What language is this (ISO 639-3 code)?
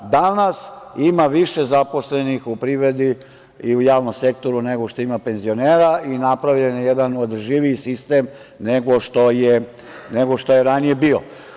srp